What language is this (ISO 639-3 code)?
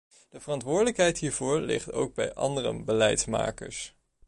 nld